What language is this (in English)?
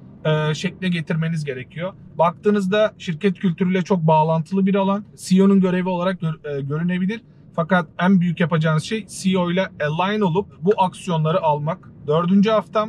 Turkish